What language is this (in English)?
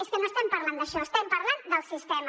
Catalan